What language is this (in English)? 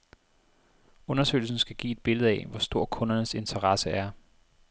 Danish